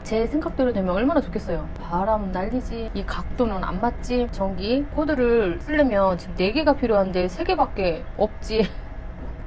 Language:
Korean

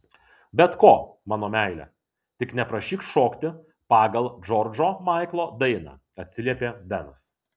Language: Lithuanian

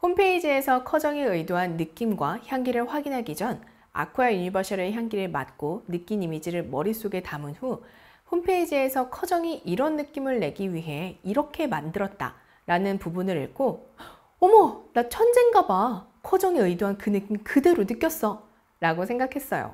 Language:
Korean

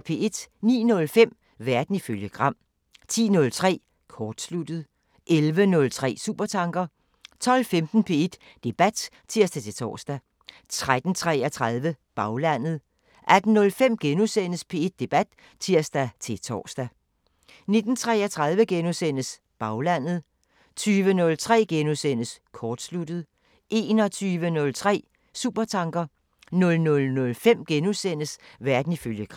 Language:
Danish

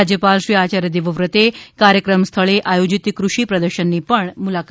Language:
Gujarati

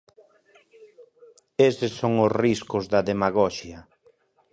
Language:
Galician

